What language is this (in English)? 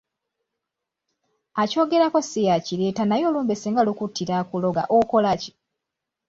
Ganda